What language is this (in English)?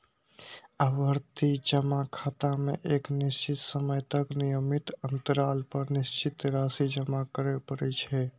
Maithili